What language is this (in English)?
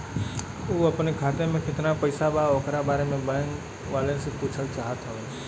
Bhojpuri